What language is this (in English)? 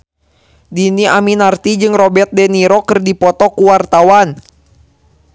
Sundanese